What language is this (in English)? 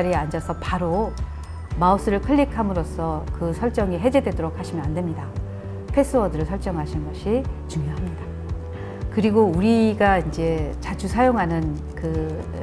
Korean